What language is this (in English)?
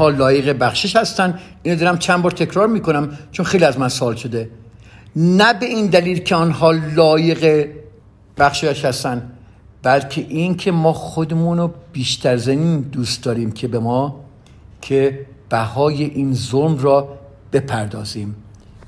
Persian